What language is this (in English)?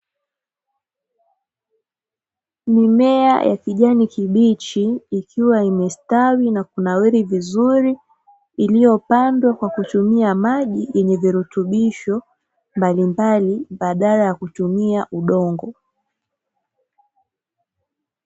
Swahili